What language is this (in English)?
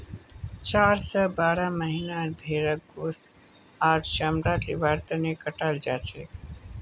Magahi